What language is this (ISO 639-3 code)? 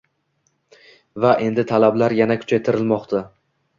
uzb